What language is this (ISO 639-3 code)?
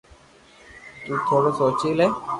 lrk